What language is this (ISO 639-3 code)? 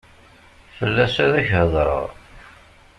kab